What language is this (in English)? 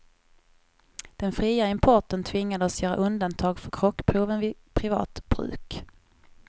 Swedish